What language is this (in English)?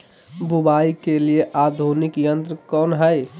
Magahi